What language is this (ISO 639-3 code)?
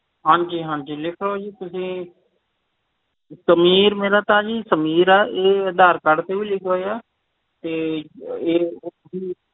pan